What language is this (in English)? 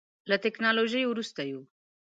Pashto